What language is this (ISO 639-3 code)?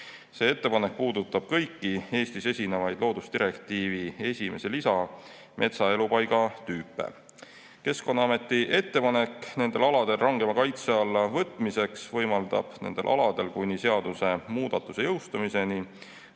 est